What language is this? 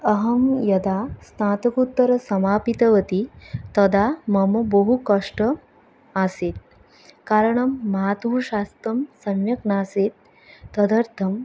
Sanskrit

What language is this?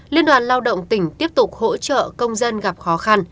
Vietnamese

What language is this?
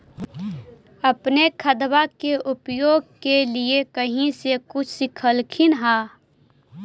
Magahi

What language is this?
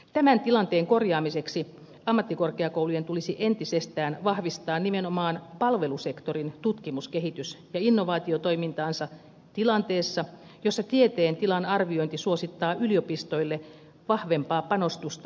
Finnish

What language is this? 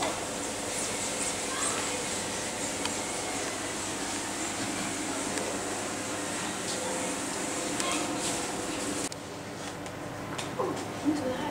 Dutch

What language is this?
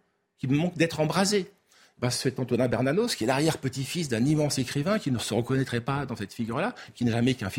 French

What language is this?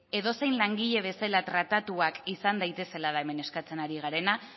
Basque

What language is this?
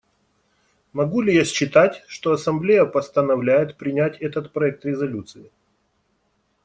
Russian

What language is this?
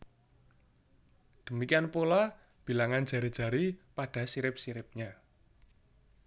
Javanese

